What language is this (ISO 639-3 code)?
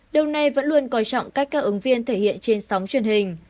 vie